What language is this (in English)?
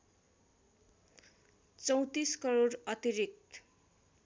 Nepali